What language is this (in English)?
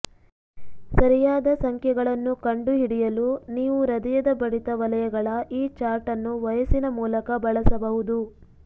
Kannada